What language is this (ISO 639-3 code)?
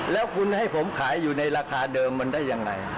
tha